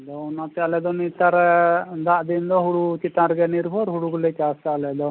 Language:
Santali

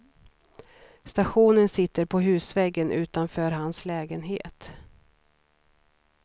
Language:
Swedish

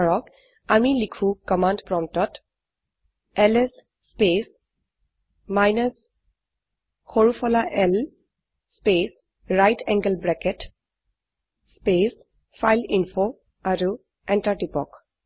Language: Assamese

